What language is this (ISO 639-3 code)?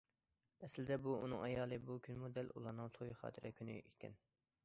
uig